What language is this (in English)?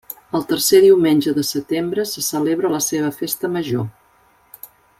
Catalan